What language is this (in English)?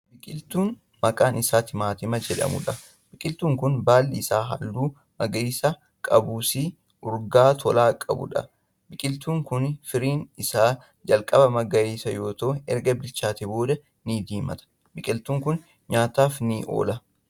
Oromo